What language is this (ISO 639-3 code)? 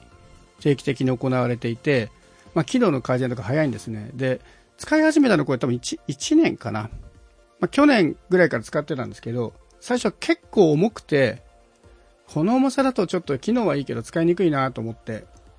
jpn